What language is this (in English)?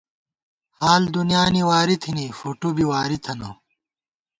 Gawar-Bati